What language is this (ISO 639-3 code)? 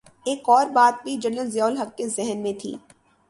urd